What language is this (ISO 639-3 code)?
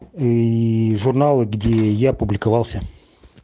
rus